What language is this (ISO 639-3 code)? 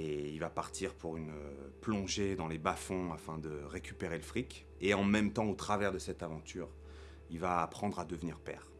fra